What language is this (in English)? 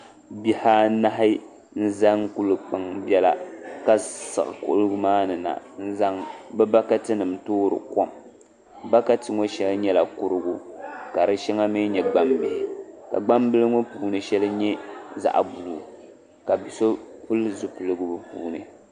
Dagbani